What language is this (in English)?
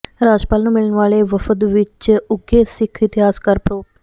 Punjabi